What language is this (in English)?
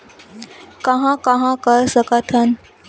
Chhattisgarhi